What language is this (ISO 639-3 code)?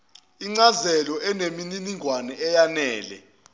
zul